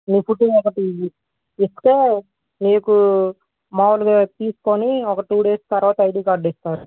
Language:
Telugu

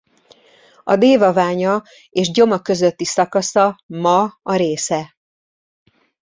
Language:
Hungarian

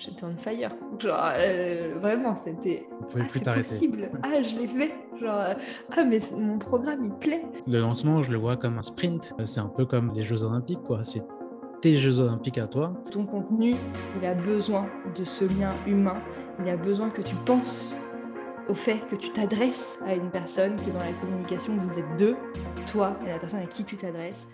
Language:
French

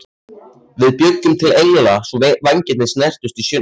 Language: Icelandic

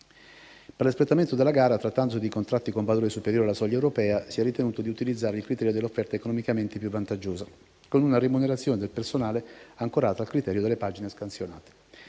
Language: Italian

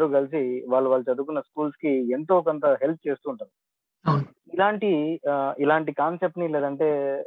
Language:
Telugu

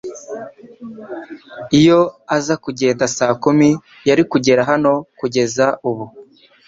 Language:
Kinyarwanda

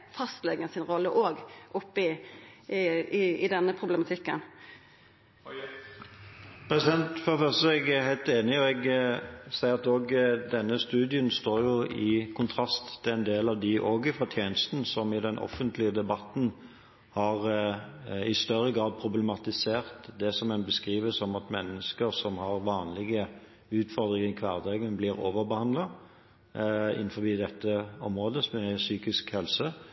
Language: Norwegian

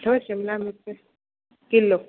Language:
Sindhi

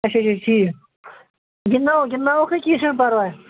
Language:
Kashmiri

